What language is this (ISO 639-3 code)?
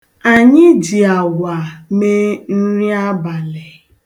ibo